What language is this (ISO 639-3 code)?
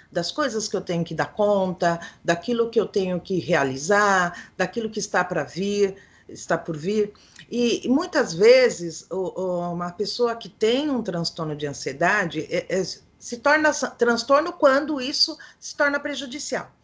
por